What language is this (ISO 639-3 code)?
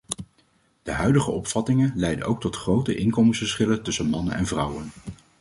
nld